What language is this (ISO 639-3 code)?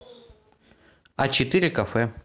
rus